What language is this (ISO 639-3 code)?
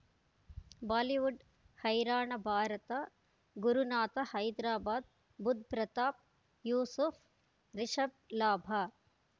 kan